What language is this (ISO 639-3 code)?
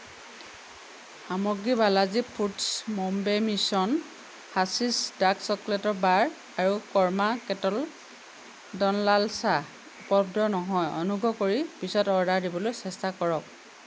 asm